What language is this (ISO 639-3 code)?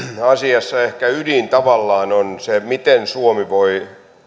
fin